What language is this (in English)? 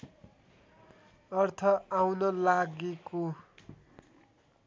Nepali